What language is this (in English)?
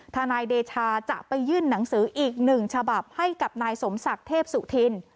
Thai